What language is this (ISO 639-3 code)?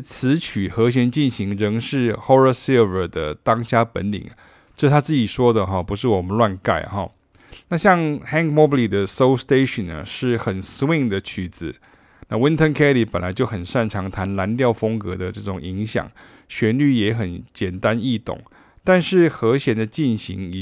zho